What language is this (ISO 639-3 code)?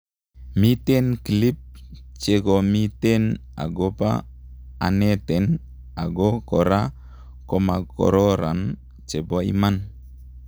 kln